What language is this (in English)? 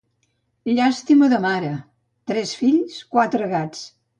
Catalan